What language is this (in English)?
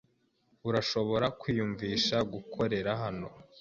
Kinyarwanda